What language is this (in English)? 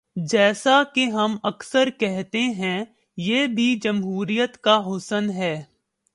Urdu